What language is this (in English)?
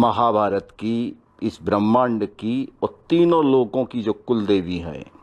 Hindi